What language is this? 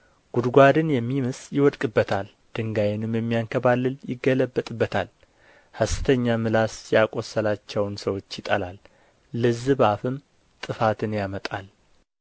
Amharic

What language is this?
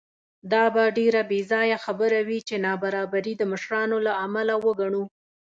Pashto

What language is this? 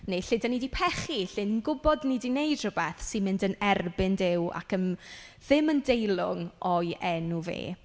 Welsh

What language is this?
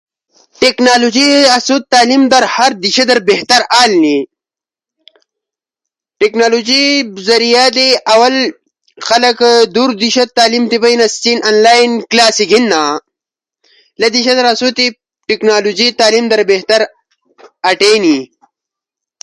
Ushojo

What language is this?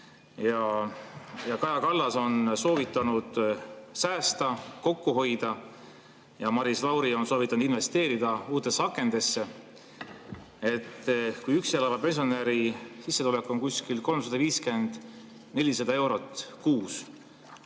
Estonian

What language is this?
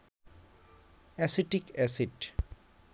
Bangla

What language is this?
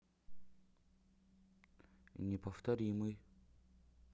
Russian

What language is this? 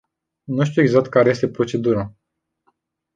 Romanian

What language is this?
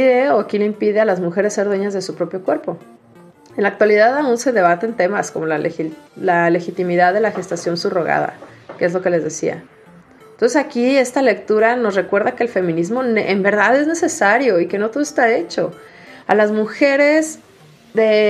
Spanish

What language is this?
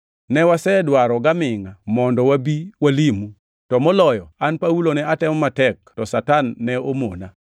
Luo (Kenya and Tanzania)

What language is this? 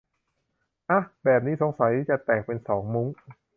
Thai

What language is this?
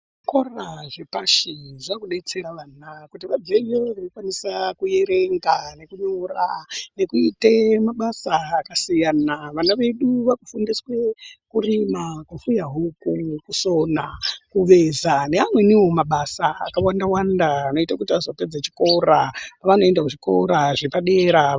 Ndau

